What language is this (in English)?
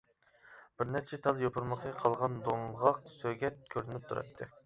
Uyghur